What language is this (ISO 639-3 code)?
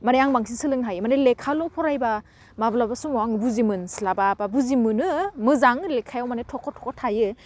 brx